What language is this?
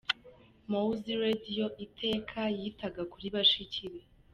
Kinyarwanda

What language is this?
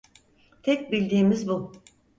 Turkish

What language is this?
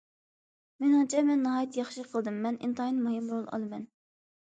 Uyghur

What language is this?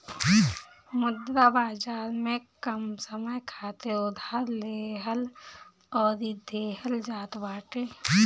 Bhojpuri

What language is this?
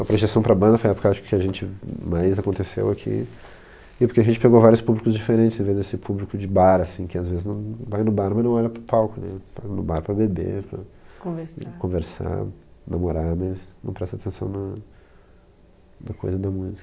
Portuguese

